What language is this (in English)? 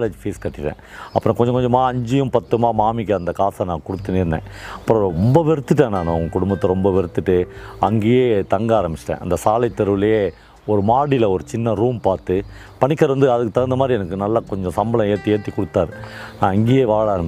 Tamil